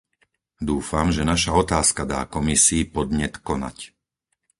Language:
Slovak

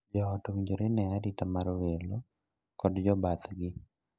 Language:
Luo (Kenya and Tanzania)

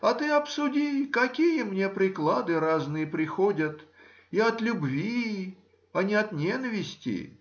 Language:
Russian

